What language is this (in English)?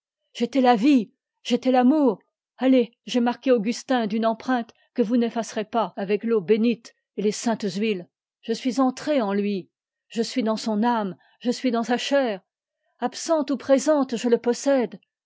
French